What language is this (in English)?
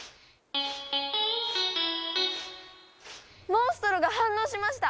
Japanese